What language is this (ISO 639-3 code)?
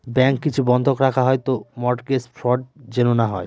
ben